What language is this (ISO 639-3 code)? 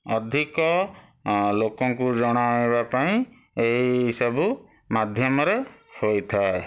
ori